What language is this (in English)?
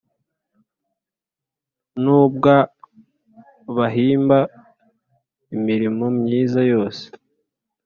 Kinyarwanda